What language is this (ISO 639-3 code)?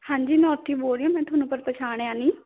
pan